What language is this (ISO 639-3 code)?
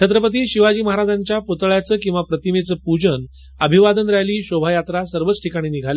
mar